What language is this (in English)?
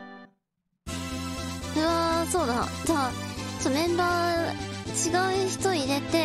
Japanese